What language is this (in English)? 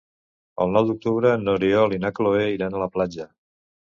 Catalan